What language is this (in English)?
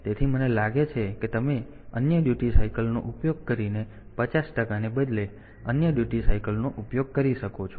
Gujarati